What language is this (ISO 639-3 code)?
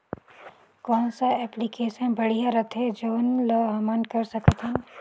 hne